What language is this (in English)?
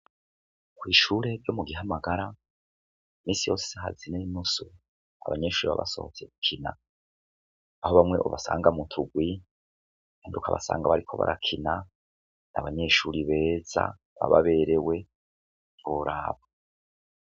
Rundi